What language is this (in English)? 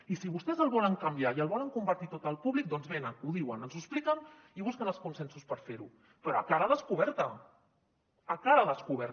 Catalan